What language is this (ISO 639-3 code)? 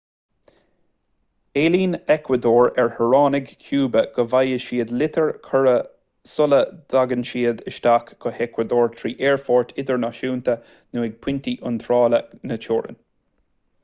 gle